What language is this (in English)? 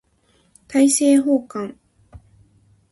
Japanese